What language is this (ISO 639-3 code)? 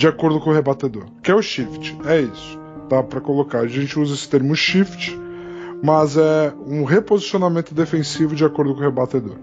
por